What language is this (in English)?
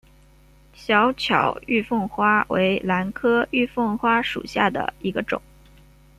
Chinese